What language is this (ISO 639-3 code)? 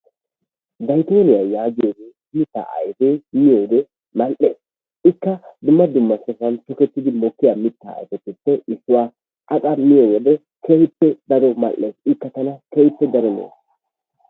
wal